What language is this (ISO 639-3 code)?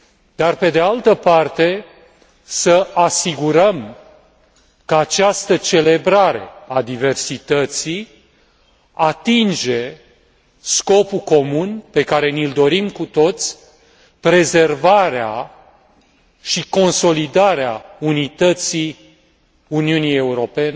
ron